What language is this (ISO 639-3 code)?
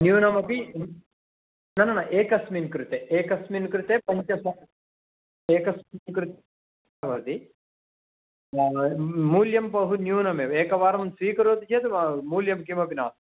san